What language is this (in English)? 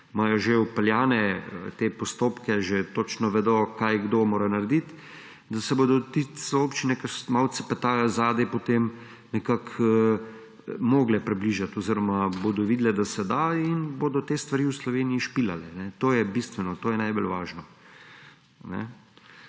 Slovenian